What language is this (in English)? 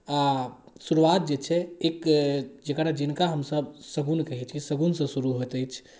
Maithili